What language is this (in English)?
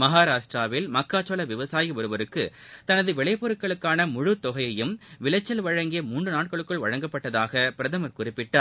Tamil